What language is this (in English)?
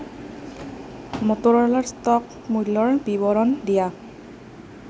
Assamese